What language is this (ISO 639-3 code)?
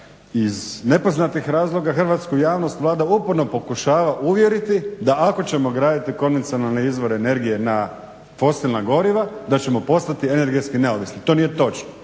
hrv